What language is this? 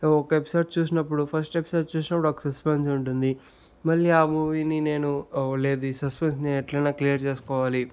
Telugu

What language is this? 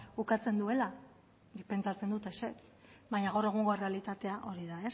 Basque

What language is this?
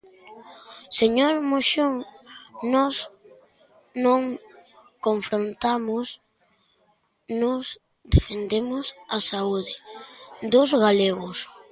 Galician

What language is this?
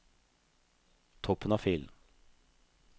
Norwegian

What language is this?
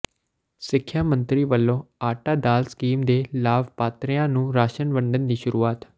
Punjabi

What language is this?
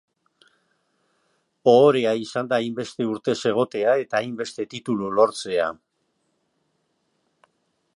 Basque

